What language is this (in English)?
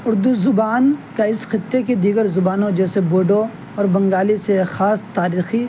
Urdu